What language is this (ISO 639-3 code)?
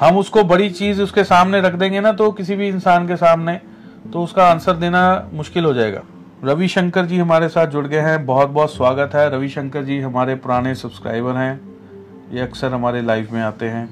hin